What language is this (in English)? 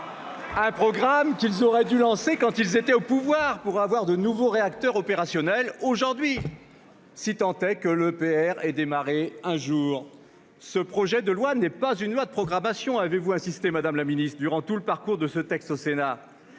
French